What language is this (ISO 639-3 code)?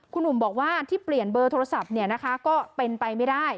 tha